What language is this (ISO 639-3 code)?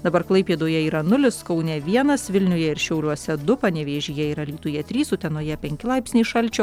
lit